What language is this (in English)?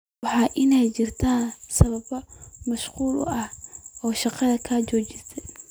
Somali